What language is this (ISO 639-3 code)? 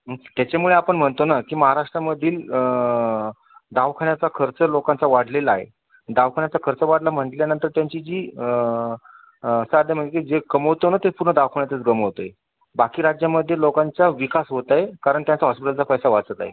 mar